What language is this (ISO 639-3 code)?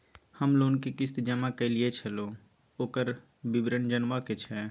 mai